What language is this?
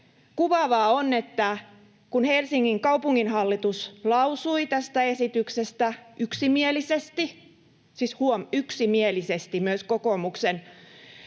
Finnish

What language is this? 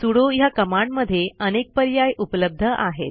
Marathi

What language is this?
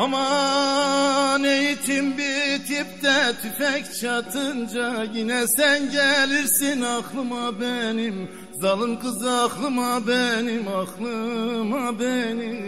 Turkish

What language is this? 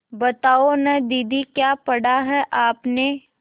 Hindi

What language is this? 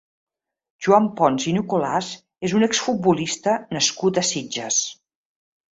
Catalan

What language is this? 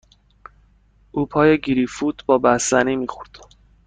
Persian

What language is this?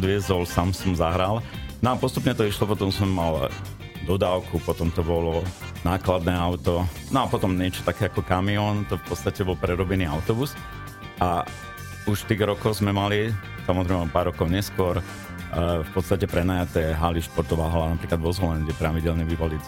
Slovak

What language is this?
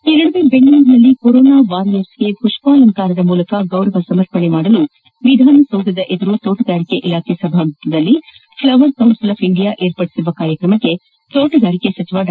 Kannada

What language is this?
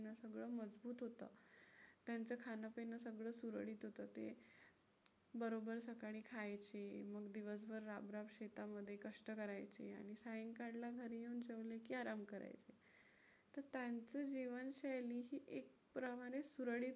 Marathi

